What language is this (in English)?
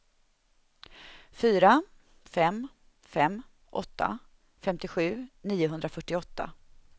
Swedish